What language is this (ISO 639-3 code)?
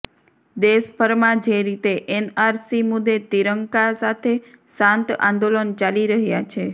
guj